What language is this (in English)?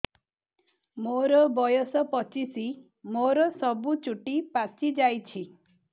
Odia